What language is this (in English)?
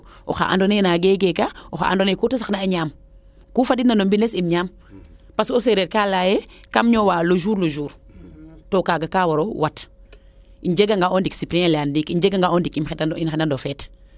Serer